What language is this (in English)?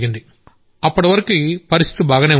Telugu